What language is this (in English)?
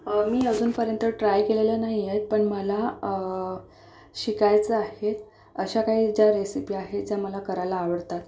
Marathi